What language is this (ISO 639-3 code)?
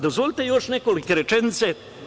srp